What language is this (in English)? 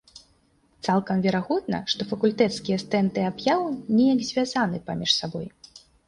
Belarusian